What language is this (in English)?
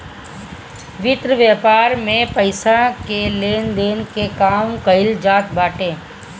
Bhojpuri